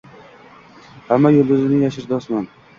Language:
Uzbek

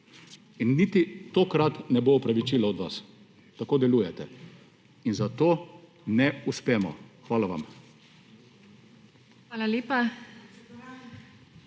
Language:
Slovenian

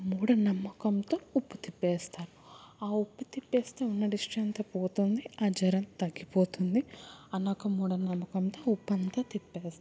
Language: Telugu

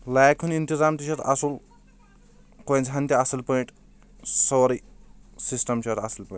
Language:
Kashmiri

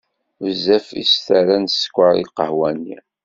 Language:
Kabyle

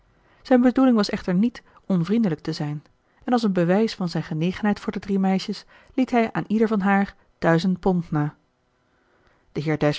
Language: Dutch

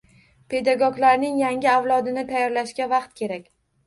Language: Uzbek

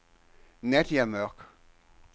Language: Danish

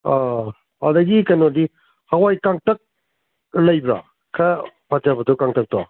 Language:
Manipuri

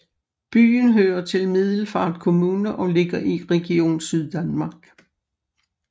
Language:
Danish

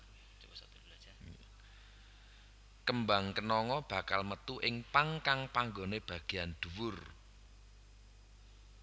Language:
Javanese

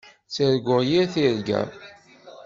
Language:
Kabyle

